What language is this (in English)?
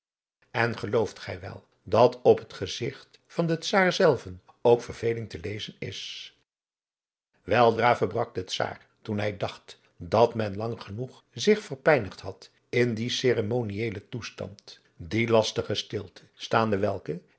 Dutch